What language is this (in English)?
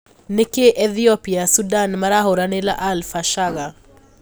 Kikuyu